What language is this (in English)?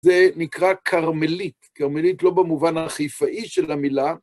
Hebrew